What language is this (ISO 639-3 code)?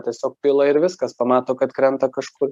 lit